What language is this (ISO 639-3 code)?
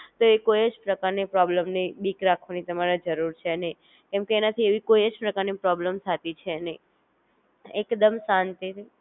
guj